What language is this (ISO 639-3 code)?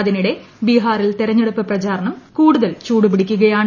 mal